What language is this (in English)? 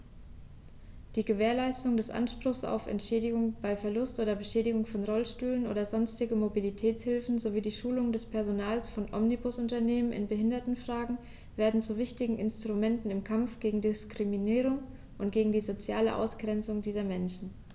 German